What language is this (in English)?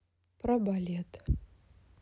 Russian